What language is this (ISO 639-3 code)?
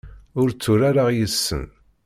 kab